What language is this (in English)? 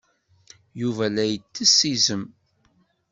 Kabyle